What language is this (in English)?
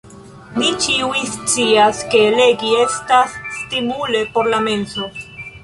Esperanto